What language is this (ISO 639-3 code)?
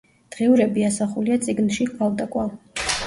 kat